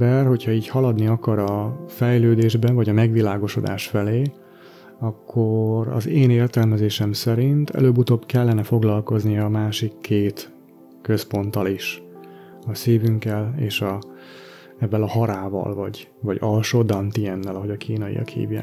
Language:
Hungarian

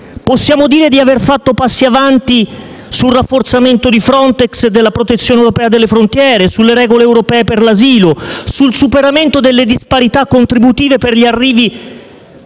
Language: Italian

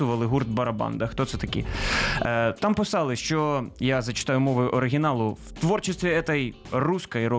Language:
Ukrainian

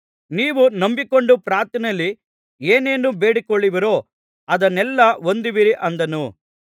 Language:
Kannada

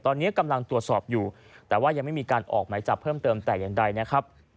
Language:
Thai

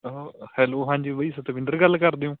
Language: Punjabi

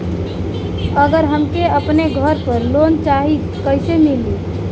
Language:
Bhojpuri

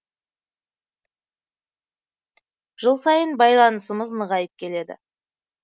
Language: Kazakh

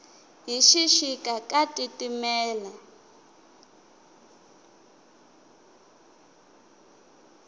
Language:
Tsonga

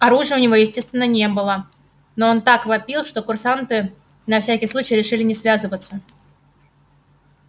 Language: Russian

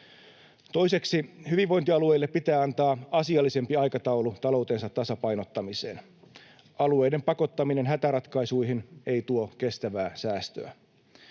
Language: Finnish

